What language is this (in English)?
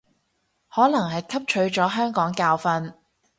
Cantonese